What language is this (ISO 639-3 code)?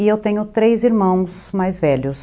por